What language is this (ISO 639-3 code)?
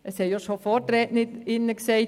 gsw